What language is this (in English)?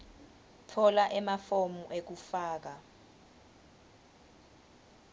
Swati